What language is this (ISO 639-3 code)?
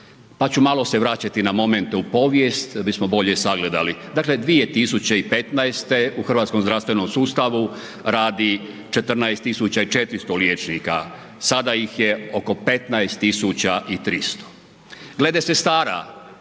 hrv